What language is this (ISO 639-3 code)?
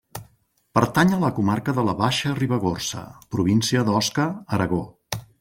cat